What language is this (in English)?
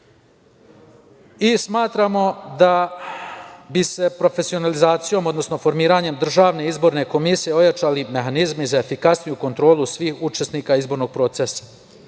Serbian